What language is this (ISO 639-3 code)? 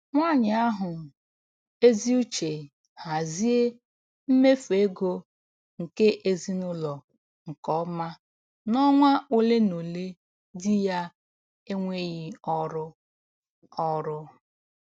ibo